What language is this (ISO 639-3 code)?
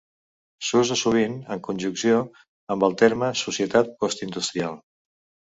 cat